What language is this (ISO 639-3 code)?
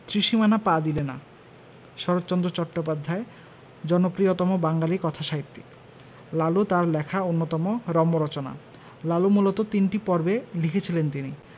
ben